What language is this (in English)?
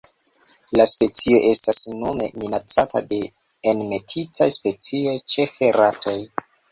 Esperanto